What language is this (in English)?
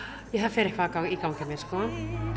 Icelandic